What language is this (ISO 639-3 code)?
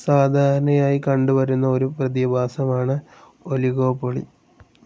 mal